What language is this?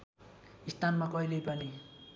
Nepali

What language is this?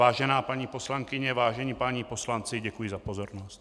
Czech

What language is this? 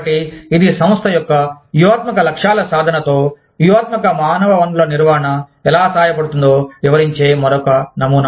Telugu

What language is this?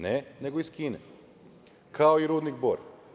Serbian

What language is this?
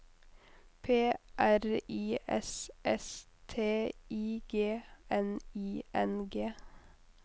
Norwegian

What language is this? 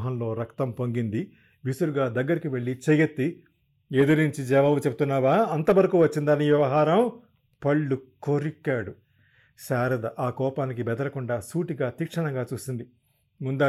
Telugu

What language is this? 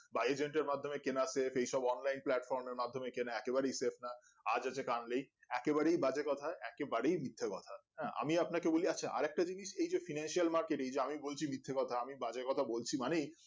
Bangla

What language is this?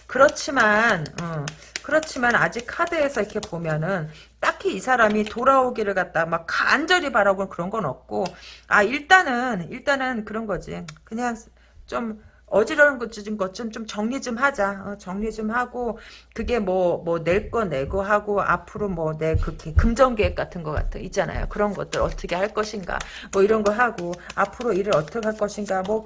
Korean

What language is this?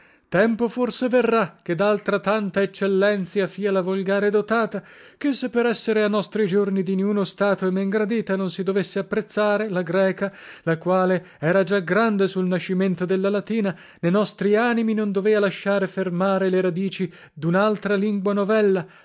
Italian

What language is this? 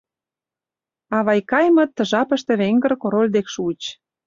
Mari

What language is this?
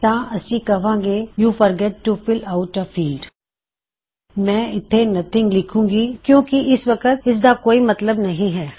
Punjabi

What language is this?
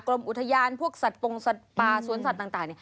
Thai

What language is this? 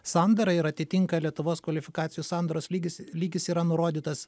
Lithuanian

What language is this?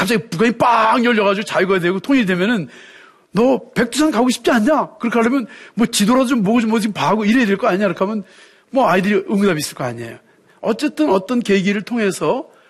Korean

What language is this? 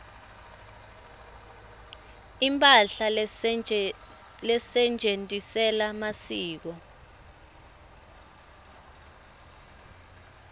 Swati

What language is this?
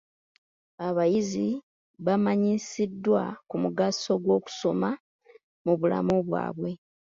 Ganda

